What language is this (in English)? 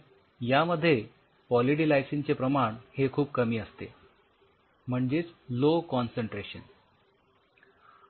Marathi